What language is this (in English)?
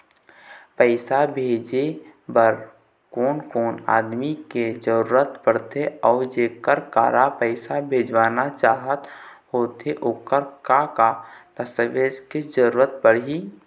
Chhattisgarhi